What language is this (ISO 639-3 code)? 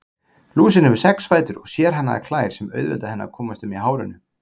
isl